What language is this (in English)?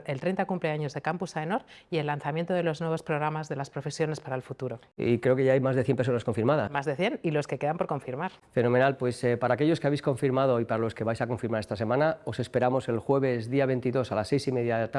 Spanish